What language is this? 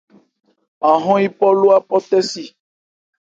Ebrié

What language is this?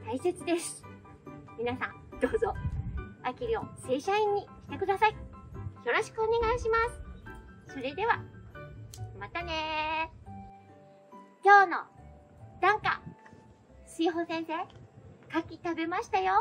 Japanese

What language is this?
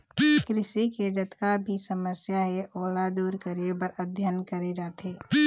Chhattisgarhi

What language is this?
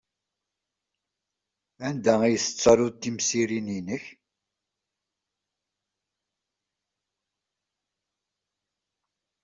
Kabyle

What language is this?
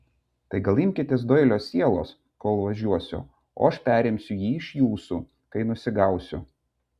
Lithuanian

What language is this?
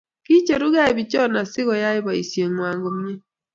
Kalenjin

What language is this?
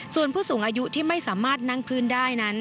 Thai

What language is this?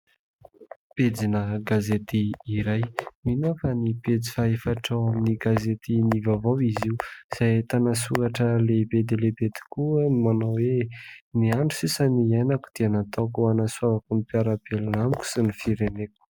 Malagasy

